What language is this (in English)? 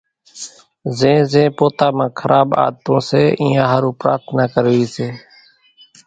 Kachi Koli